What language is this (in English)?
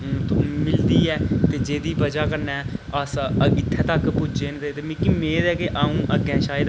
Dogri